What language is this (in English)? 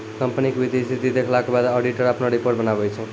Maithili